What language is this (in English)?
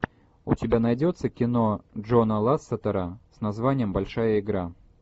Russian